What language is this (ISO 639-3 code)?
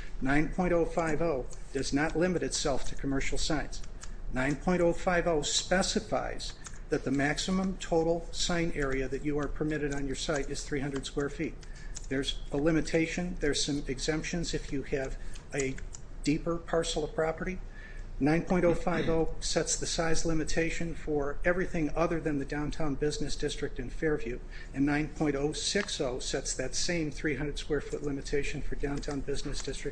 eng